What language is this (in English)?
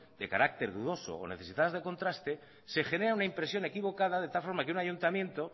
Spanish